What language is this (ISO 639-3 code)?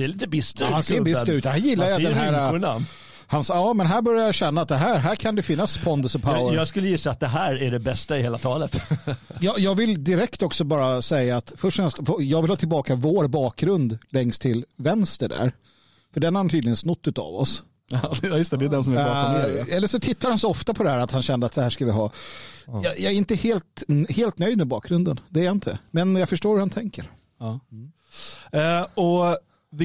swe